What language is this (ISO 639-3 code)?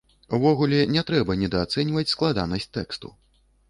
bel